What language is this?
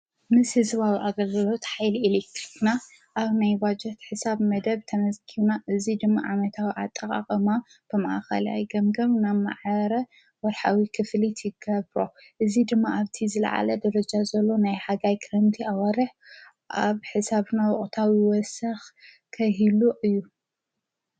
Tigrinya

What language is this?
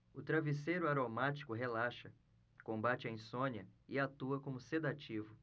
Portuguese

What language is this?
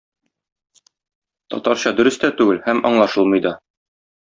Tatar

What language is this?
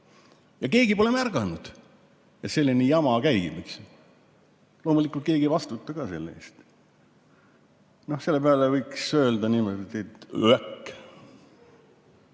Estonian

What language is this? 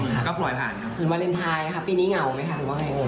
Thai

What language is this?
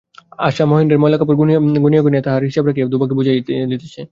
Bangla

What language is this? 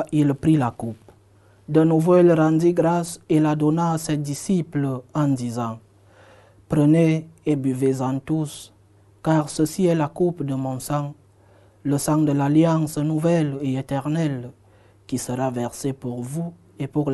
French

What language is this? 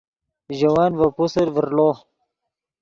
Yidgha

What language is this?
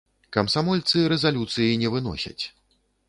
Belarusian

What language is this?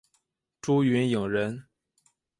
Chinese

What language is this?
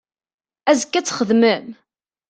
Kabyle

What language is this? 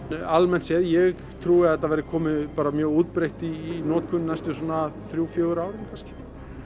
Icelandic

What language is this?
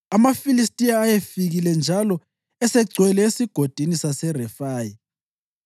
North Ndebele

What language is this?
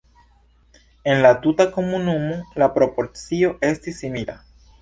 Esperanto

